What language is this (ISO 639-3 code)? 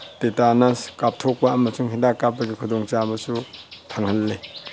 mni